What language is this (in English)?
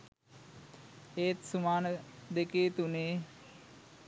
Sinhala